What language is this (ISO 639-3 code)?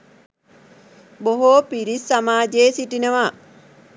sin